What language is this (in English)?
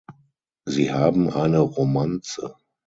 German